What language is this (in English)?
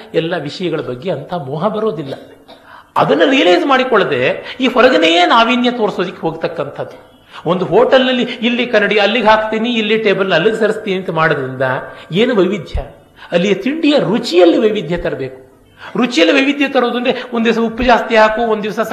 Kannada